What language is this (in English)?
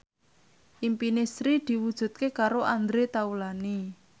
Javanese